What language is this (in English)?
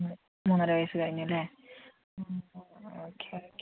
Malayalam